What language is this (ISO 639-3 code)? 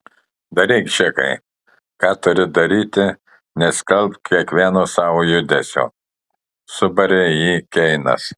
lit